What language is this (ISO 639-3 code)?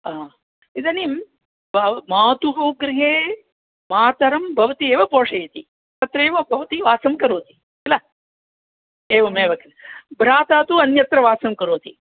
san